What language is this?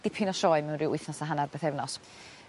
Welsh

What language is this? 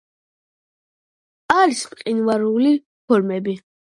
Georgian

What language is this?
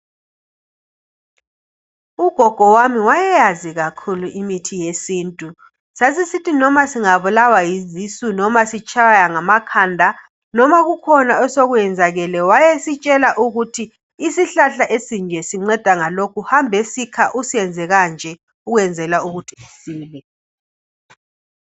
North Ndebele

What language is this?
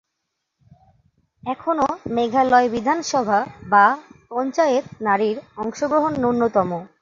Bangla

